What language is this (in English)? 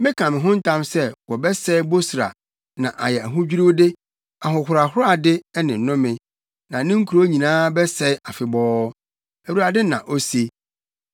Akan